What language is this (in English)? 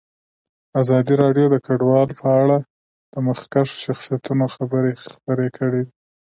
Pashto